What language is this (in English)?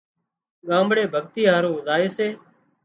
Wadiyara Koli